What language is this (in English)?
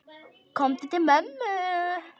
Icelandic